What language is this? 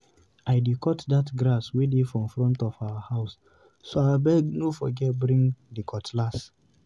Nigerian Pidgin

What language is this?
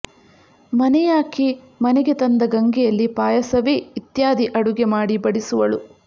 Kannada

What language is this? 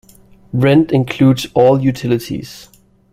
English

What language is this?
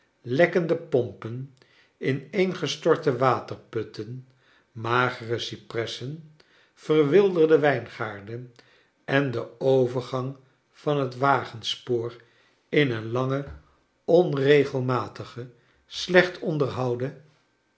Dutch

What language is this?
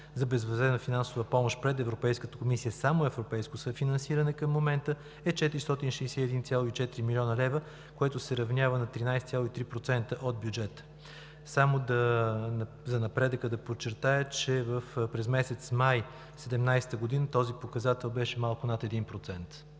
Bulgarian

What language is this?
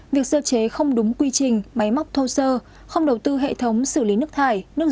Vietnamese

